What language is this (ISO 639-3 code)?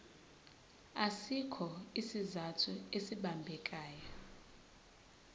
zul